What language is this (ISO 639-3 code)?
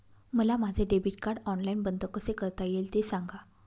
mar